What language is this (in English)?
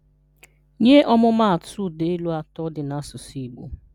Igbo